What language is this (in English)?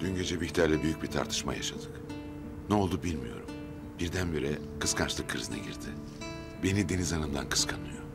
Turkish